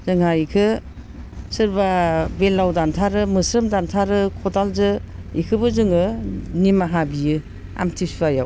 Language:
Bodo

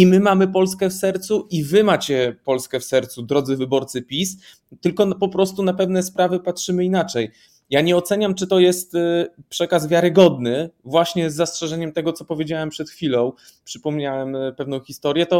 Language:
Polish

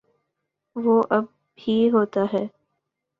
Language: Urdu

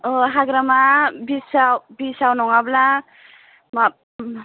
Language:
Bodo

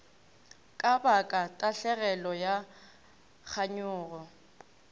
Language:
Northern Sotho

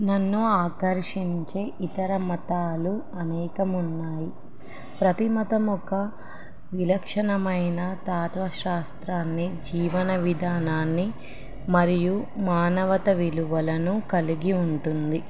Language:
Telugu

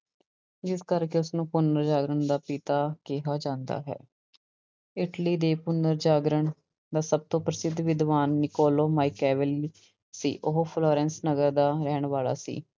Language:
Punjabi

